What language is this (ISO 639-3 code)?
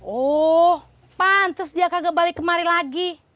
ind